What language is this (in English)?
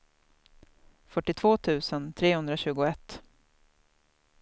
Swedish